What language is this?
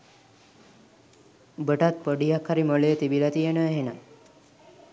Sinhala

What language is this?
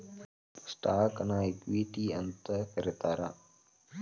Kannada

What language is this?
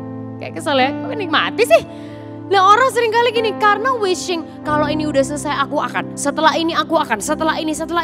Indonesian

